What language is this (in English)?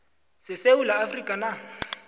South Ndebele